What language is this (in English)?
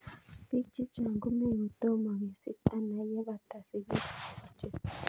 Kalenjin